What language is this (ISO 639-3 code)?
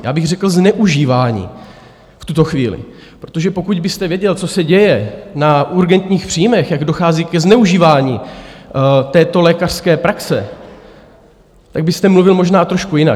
ces